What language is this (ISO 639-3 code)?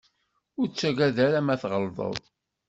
kab